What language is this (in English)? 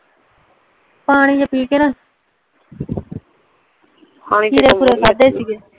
Punjabi